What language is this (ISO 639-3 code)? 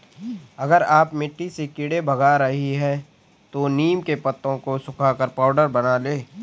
hin